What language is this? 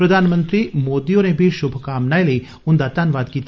Dogri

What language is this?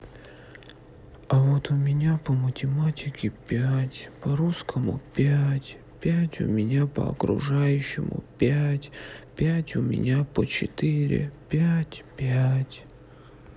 Russian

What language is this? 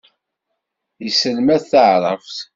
Kabyle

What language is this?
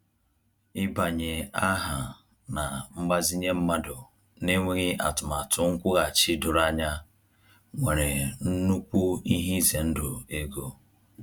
Igbo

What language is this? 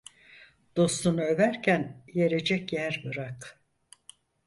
Turkish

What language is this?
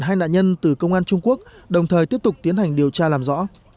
Vietnamese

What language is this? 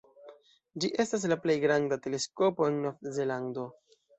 Esperanto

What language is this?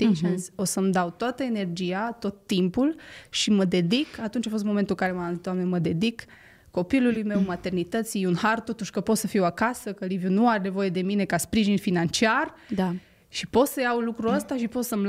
Romanian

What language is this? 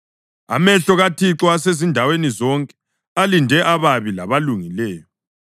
North Ndebele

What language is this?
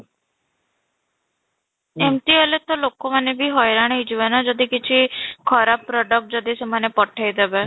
Odia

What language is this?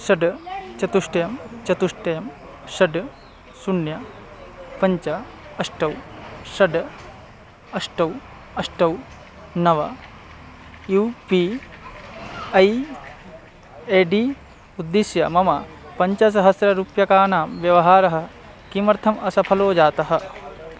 Sanskrit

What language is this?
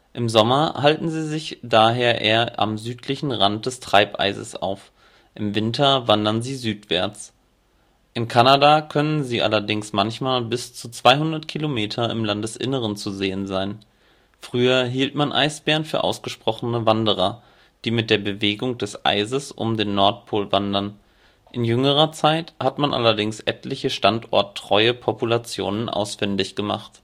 German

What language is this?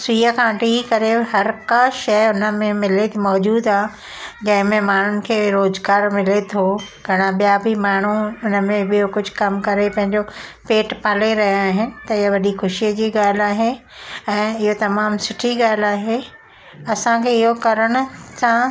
Sindhi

